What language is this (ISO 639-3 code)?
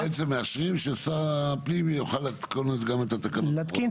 heb